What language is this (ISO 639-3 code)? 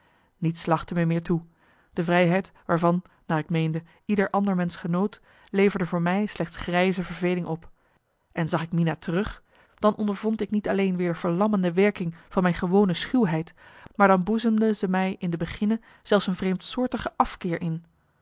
nld